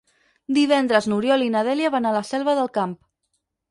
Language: Catalan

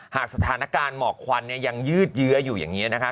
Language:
Thai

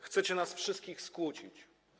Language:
Polish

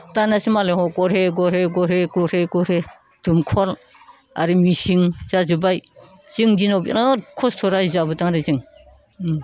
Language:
Bodo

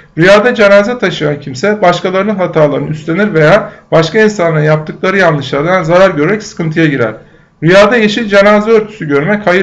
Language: Turkish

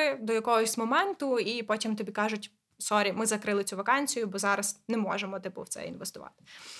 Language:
Ukrainian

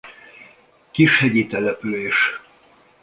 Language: Hungarian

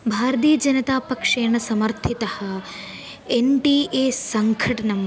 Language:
Sanskrit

